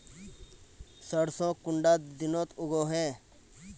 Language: Magahi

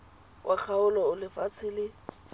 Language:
Tswana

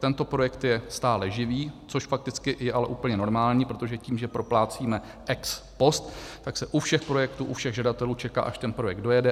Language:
Czech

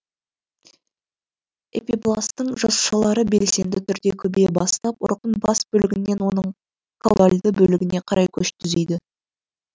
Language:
Kazakh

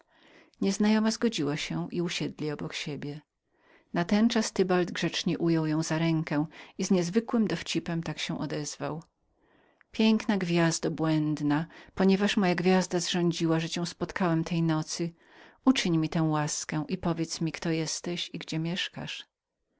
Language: Polish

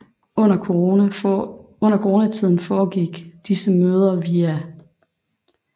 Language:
Danish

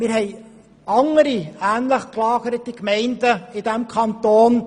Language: Swiss German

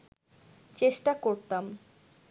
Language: Bangla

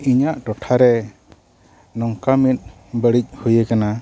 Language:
Santali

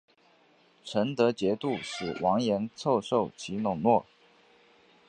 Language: Chinese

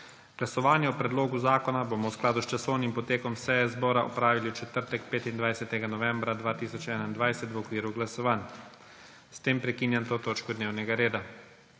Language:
Slovenian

